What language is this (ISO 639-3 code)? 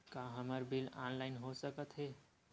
hne